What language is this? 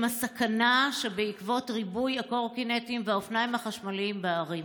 Hebrew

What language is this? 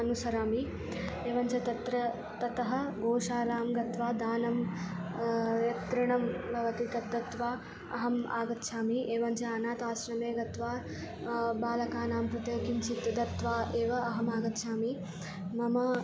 Sanskrit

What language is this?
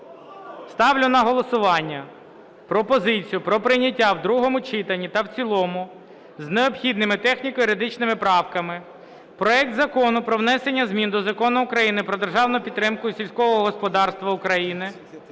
Ukrainian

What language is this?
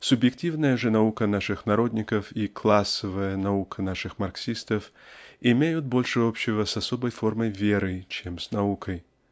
Russian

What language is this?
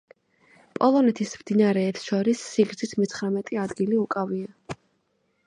Georgian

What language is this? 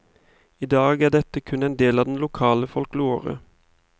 Norwegian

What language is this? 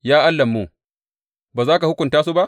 Hausa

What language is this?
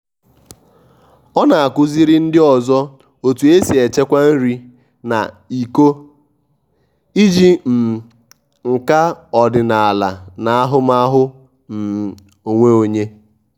Igbo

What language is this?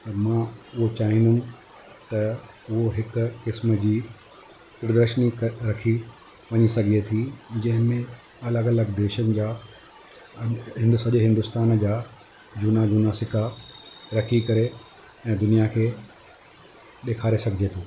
Sindhi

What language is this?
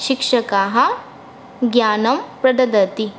Sanskrit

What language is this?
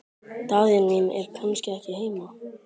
Icelandic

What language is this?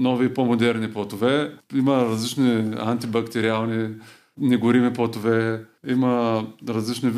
Bulgarian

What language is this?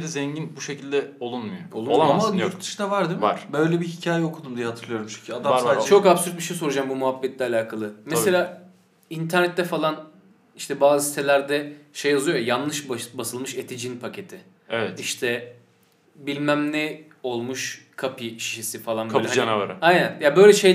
Turkish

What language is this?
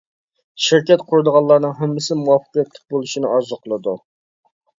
Uyghur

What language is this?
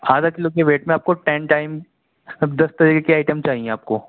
Urdu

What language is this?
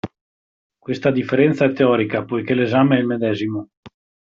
Italian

